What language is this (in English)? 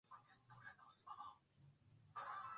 Swahili